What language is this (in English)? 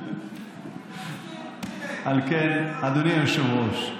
Hebrew